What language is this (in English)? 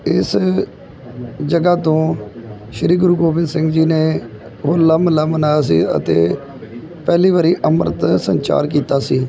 Punjabi